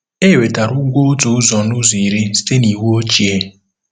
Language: Igbo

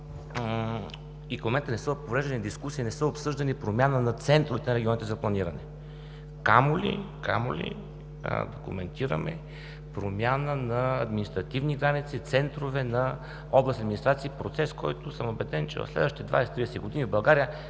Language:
Bulgarian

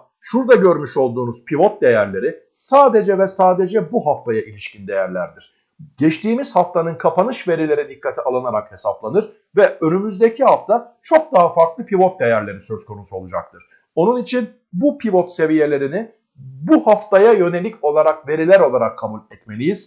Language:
Turkish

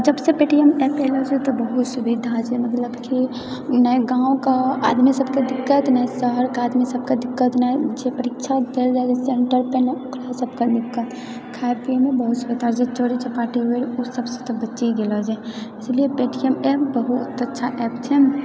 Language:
Maithili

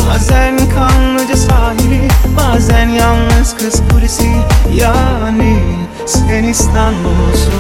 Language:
Turkish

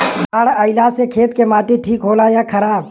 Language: Bhojpuri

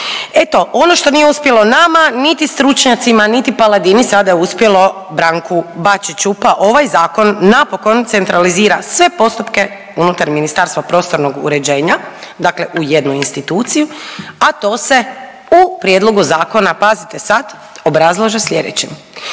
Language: Croatian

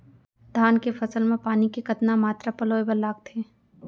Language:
Chhattisgarhi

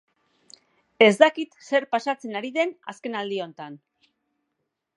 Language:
Basque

